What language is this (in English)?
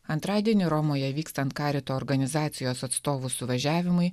Lithuanian